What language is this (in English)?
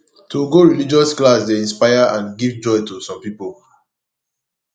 Nigerian Pidgin